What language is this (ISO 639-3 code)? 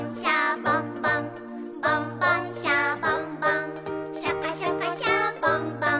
jpn